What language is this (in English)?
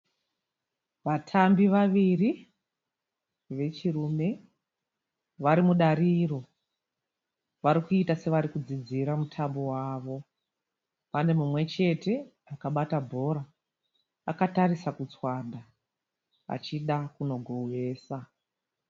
Shona